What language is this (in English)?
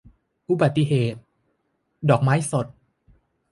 Thai